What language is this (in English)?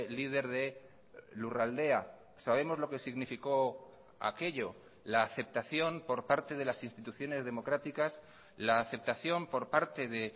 Spanish